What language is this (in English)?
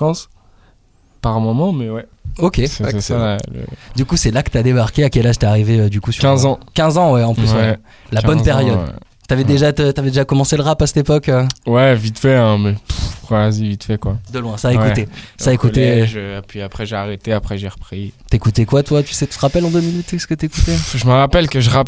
French